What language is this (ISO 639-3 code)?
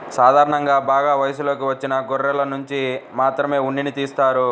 tel